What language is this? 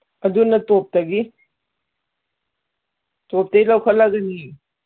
Manipuri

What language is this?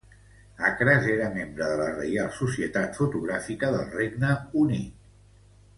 Catalan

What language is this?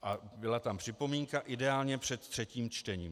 Czech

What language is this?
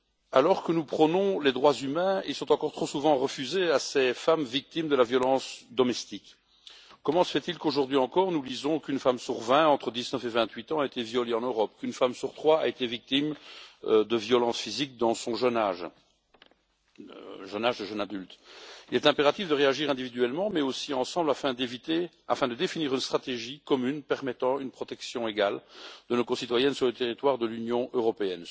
French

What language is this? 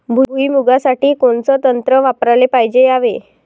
Marathi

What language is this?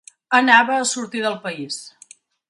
Catalan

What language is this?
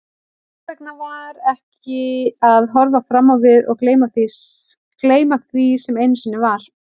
Icelandic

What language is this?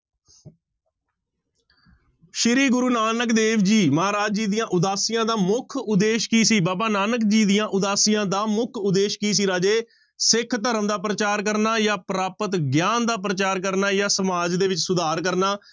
Punjabi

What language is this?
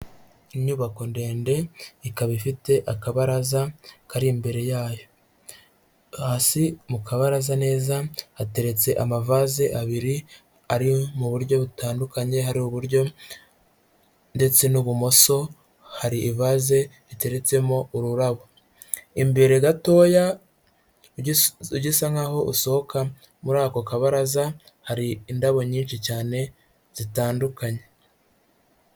Kinyarwanda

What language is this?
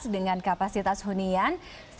Indonesian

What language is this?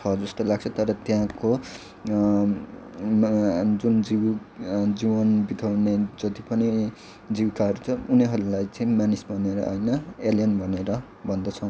Nepali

